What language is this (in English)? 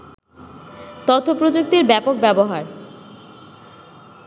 Bangla